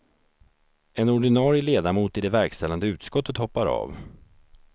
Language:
Swedish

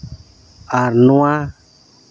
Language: Santali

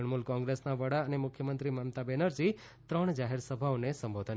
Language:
Gujarati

